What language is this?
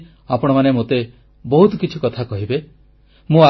Odia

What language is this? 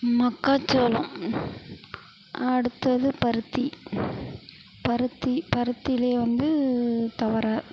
Tamil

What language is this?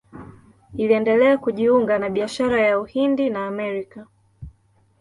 Swahili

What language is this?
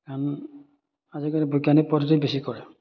Assamese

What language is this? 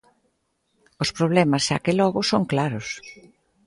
Galician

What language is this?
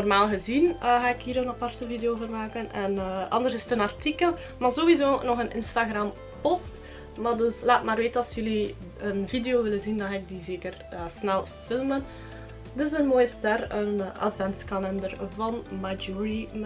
Dutch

